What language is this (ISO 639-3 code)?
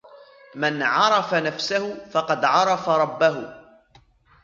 ara